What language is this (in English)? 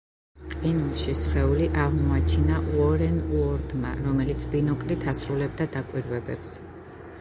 Georgian